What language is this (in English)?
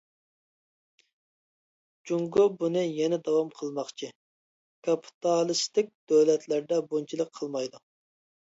Uyghur